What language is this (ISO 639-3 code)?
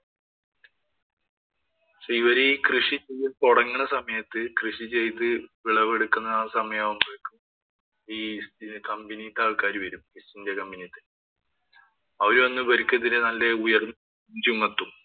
mal